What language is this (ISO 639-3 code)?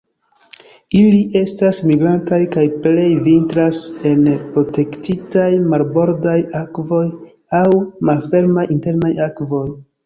epo